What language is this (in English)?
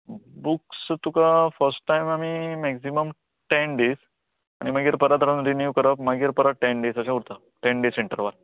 Konkani